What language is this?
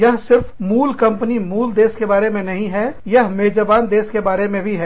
Hindi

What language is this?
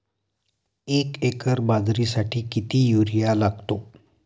Marathi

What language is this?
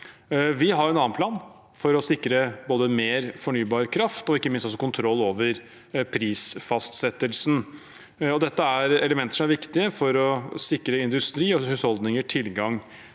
Norwegian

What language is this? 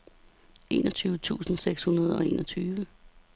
Danish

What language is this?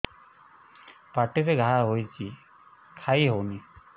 Odia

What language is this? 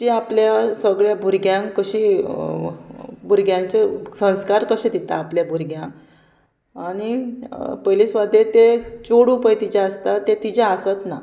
Konkani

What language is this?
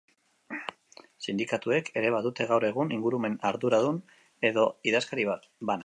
Basque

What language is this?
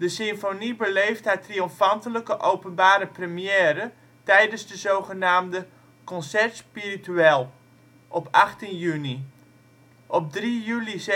Dutch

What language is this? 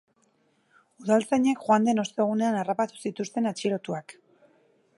Basque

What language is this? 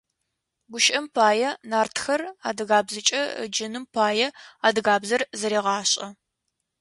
Adyghe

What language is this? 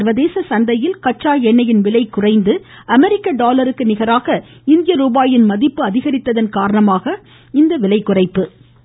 Tamil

